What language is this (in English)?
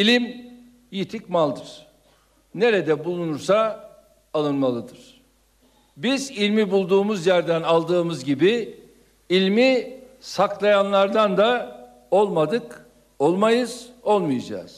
Turkish